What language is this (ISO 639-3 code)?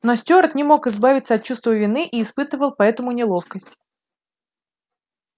rus